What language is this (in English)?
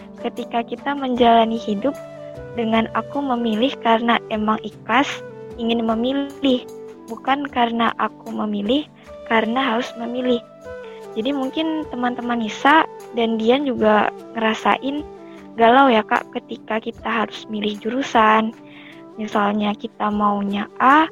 Indonesian